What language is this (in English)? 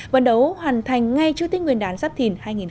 Vietnamese